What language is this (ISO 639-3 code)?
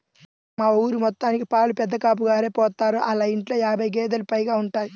tel